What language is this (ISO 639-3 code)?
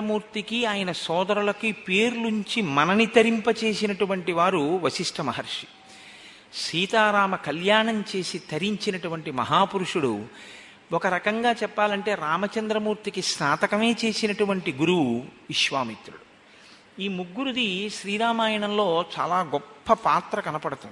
tel